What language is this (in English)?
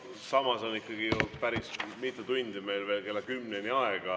Estonian